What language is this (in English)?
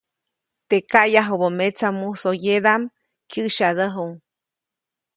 Copainalá Zoque